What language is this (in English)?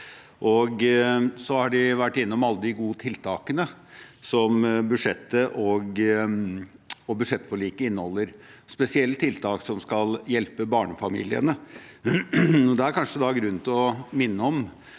Norwegian